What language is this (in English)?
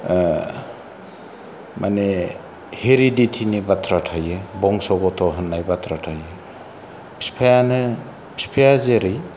Bodo